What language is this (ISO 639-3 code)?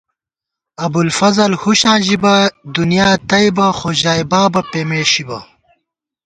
gwt